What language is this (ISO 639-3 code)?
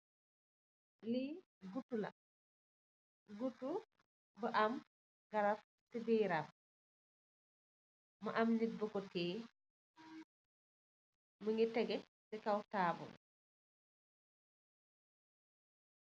wol